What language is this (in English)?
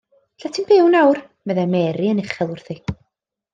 Welsh